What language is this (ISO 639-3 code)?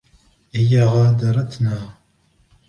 ara